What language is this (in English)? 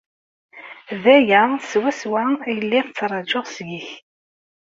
Kabyle